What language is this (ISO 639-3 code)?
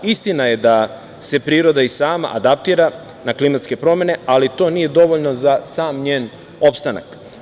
srp